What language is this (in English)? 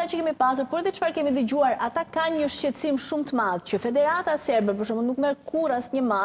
Romanian